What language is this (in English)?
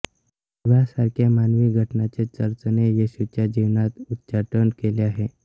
Marathi